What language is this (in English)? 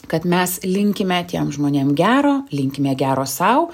Lithuanian